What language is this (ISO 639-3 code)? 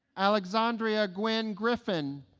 eng